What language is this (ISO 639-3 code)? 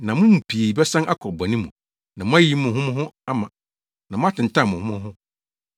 aka